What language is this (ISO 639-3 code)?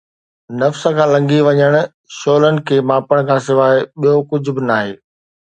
snd